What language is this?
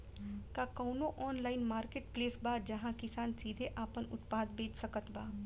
Bhojpuri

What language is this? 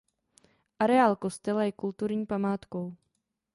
Czech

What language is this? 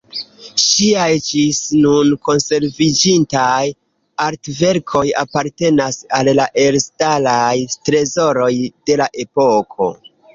Esperanto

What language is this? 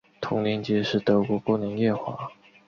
Chinese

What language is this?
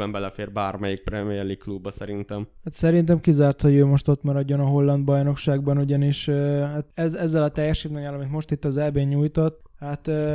Hungarian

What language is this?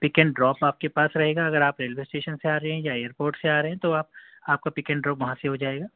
Urdu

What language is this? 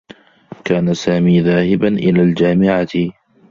Arabic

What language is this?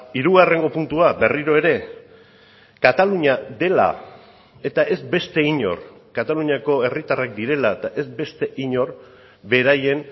Basque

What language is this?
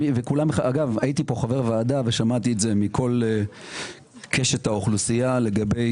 Hebrew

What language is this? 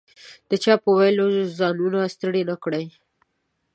Pashto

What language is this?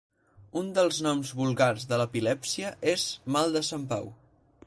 Catalan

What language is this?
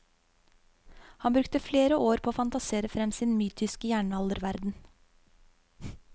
Norwegian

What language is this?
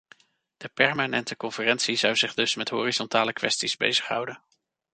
Dutch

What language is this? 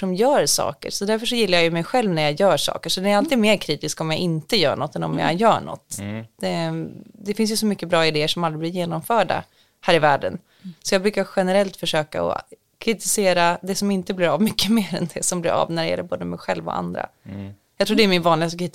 Swedish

